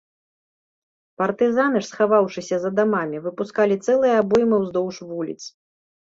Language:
Belarusian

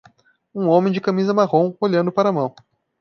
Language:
Portuguese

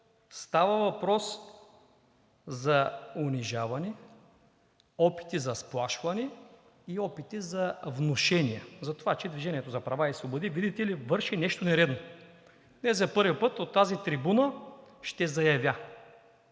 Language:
Bulgarian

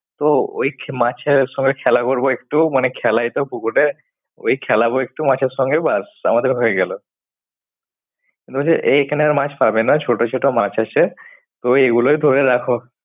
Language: Bangla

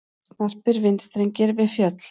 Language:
Icelandic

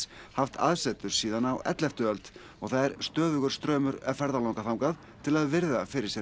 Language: Icelandic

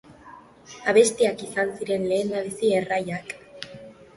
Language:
Basque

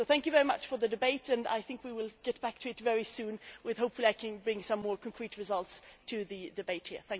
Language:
English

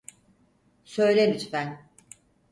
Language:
Turkish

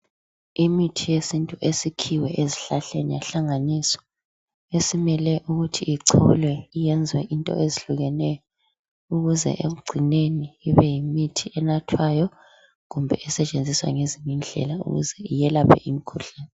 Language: North Ndebele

